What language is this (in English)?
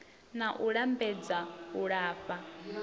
Venda